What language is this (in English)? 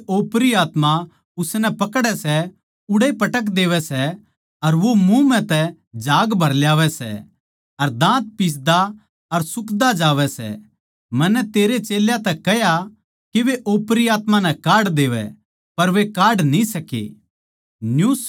Haryanvi